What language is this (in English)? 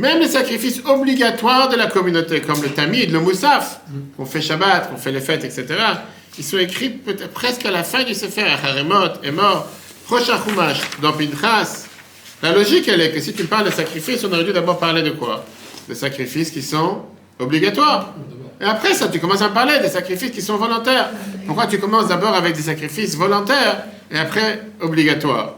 French